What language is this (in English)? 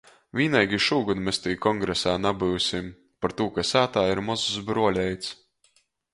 Latgalian